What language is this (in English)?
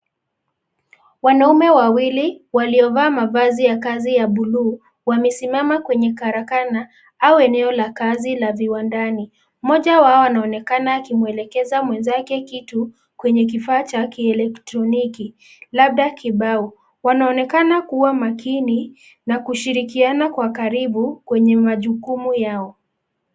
Swahili